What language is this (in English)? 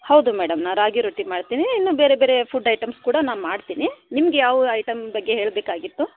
Kannada